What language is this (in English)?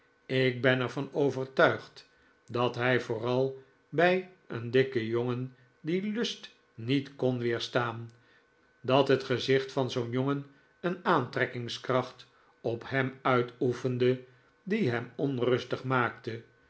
Dutch